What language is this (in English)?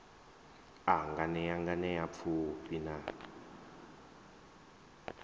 Venda